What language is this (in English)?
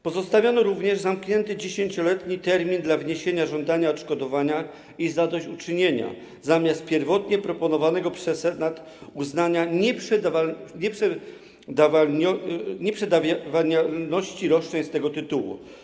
Polish